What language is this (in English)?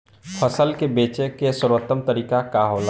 Bhojpuri